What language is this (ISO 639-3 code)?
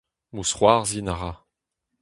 bre